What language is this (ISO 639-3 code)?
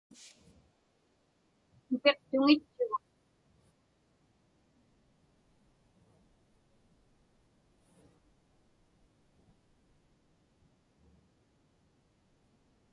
ipk